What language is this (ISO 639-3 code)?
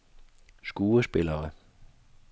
dan